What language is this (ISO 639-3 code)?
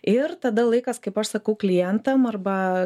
lit